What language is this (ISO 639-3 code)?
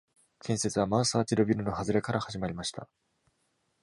jpn